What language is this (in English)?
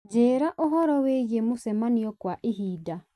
Kikuyu